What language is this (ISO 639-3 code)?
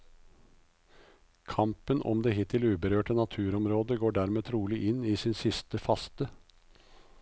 nor